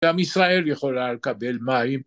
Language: Hebrew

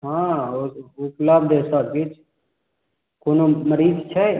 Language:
Maithili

